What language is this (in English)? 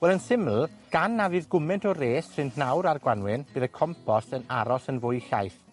Welsh